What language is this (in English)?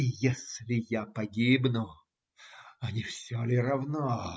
Russian